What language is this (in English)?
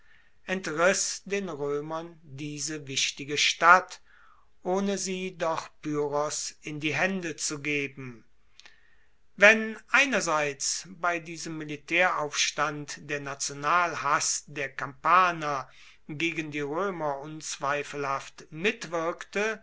German